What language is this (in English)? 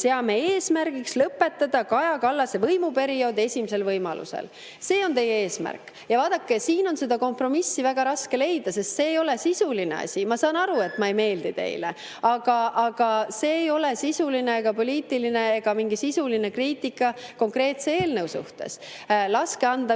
Estonian